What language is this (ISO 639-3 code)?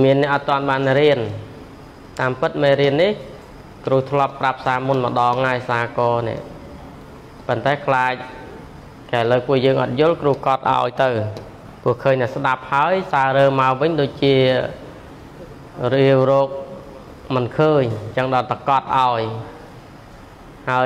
tha